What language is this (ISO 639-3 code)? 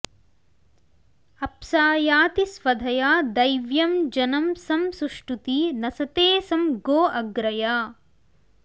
san